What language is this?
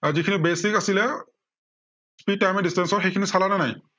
Assamese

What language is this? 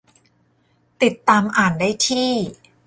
Thai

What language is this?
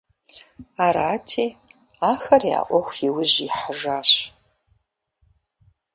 Kabardian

